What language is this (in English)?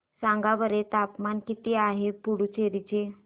Marathi